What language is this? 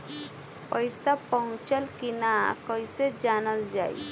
Bhojpuri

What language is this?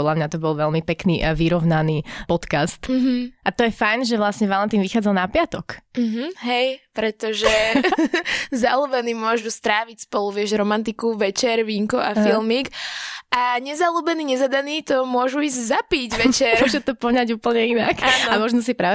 Slovak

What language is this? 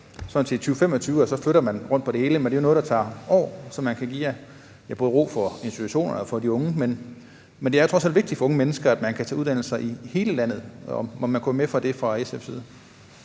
Danish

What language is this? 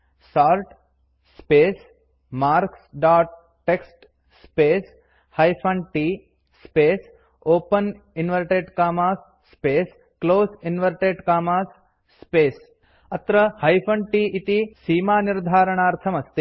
Sanskrit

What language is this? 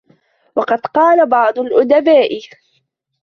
Arabic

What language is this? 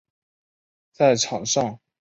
Chinese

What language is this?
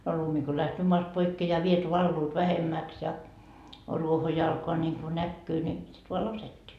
Finnish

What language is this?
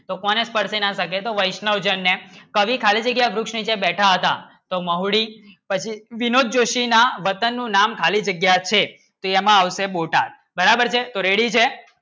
Gujarati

